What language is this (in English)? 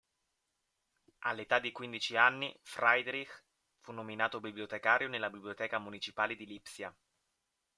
Italian